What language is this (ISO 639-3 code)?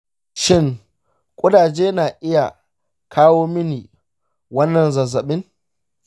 hau